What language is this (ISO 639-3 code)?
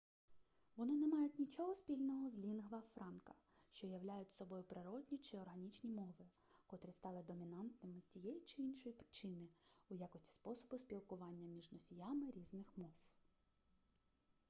ukr